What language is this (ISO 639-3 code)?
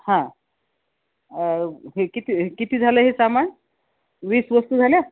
mar